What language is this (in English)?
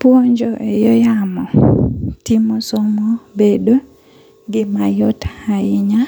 Luo (Kenya and Tanzania)